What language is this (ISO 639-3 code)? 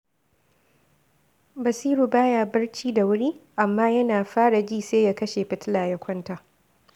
hau